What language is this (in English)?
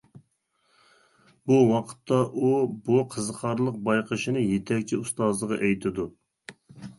Uyghur